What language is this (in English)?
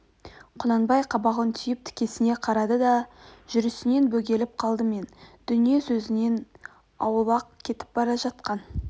Kazakh